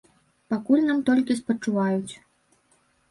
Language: Belarusian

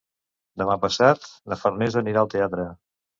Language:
Catalan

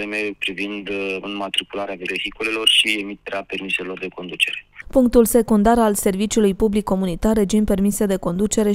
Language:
Romanian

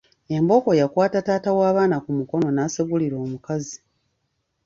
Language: Ganda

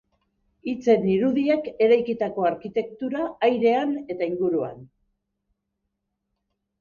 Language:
Basque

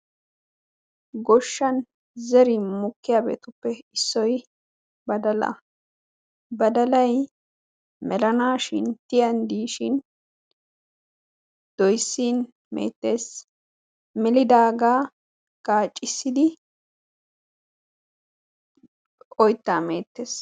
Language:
Wolaytta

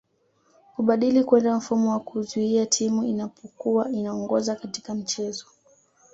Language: Swahili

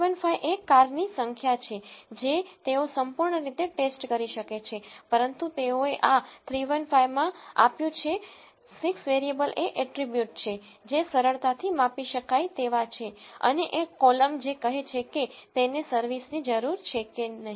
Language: Gujarati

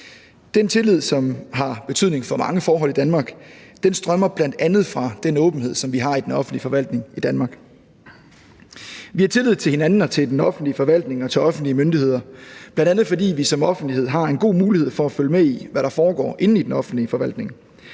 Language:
Danish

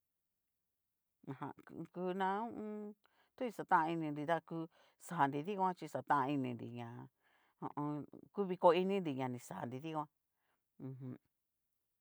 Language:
Cacaloxtepec Mixtec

